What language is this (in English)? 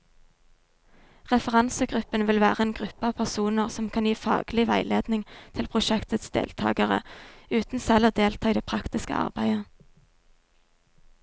Norwegian